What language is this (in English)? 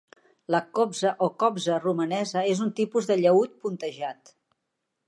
Catalan